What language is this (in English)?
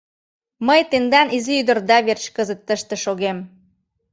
Mari